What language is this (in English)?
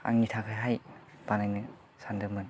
Bodo